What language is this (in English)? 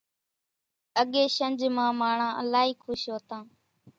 Kachi Koli